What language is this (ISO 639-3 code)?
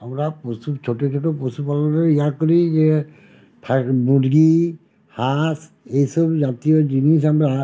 ben